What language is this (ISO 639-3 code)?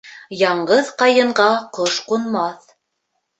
bak